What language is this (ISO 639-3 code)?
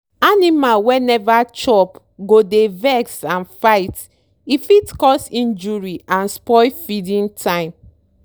pcm